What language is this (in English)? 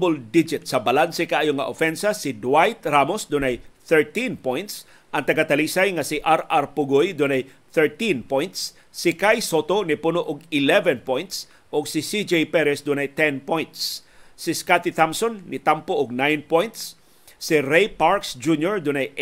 Filipino